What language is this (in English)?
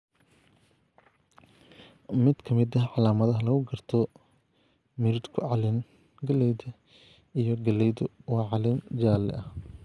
Somali